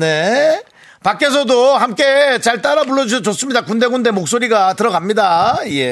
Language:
Korean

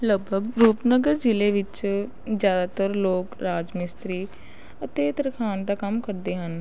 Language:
Punjabi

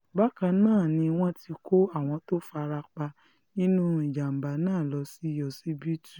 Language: Yoruba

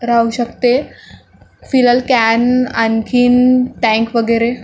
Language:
Marathi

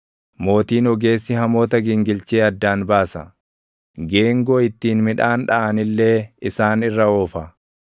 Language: Oromo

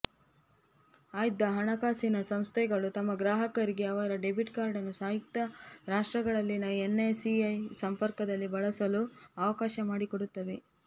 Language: Kannada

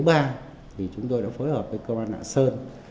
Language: Vietnamese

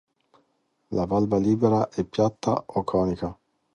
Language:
Italian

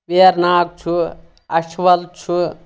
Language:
Kashmiri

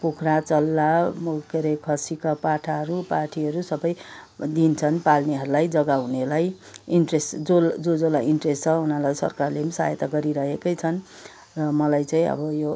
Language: Nepali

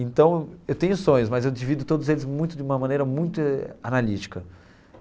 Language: Portuguese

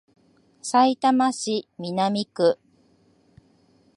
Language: Japanese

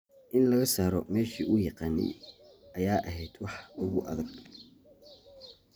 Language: Somali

